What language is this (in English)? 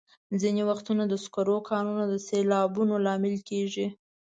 Pashto